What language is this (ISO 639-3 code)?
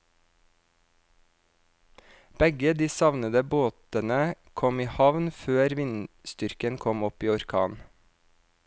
nor